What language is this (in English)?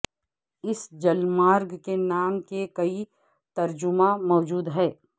Urdu